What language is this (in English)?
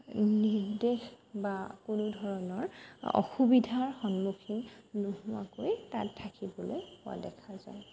Assamese